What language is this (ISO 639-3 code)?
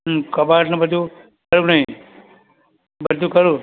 guj